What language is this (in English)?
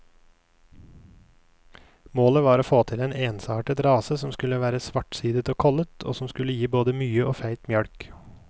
Norwegian